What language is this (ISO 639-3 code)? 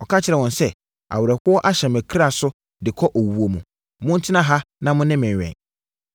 aka